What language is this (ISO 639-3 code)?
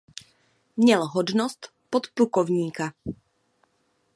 ces